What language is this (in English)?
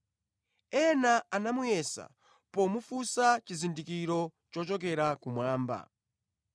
Nyanja